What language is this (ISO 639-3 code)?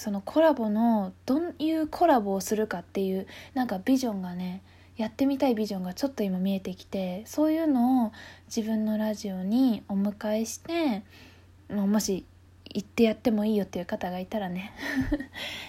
jpn